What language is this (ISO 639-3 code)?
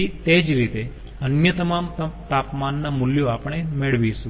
guj